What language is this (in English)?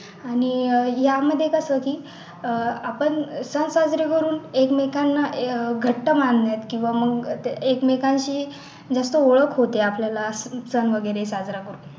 Marathi